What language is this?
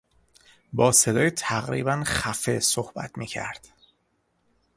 Persian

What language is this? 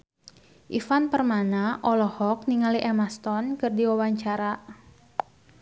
Sundanese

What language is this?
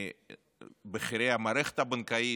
Hebrew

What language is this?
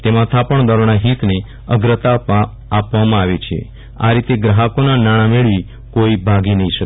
Gujarati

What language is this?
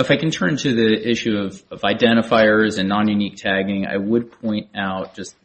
English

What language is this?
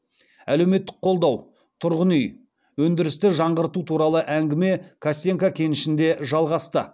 Kazakh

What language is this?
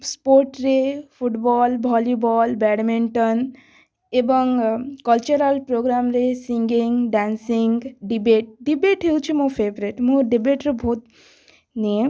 Odia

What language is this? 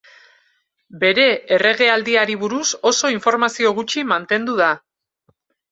Basque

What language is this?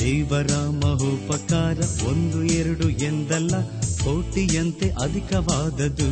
Kannada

